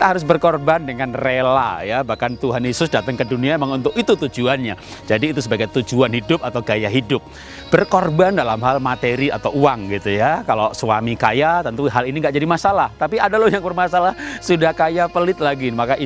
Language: Indonesian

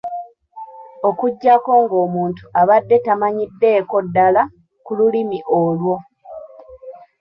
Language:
Ganda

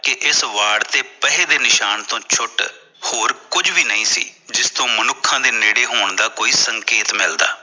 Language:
Punjabi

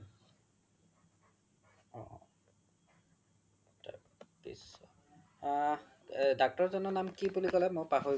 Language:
Assamese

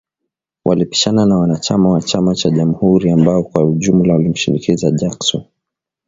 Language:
Swahili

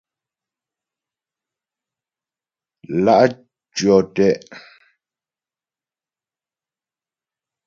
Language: Ghomala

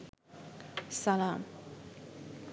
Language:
Bangla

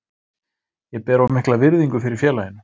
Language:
Icelandic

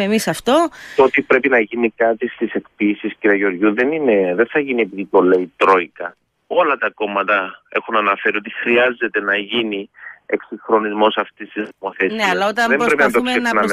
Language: Greek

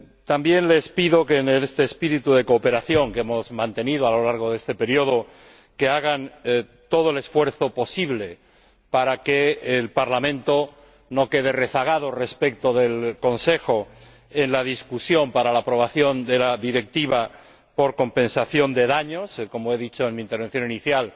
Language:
Spanish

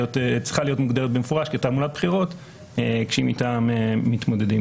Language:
Hebrew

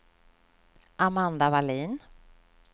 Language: Swedish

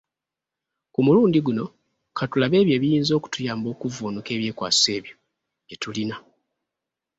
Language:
Ganda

